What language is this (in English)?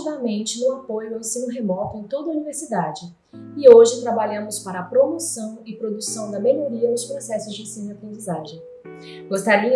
Portuguese